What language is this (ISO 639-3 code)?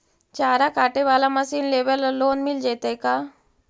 mag